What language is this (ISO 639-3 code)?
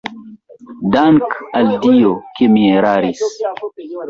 epo